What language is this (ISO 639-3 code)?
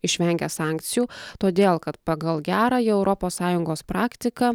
lit